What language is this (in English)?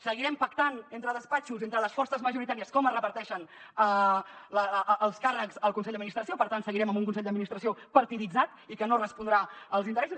Catalan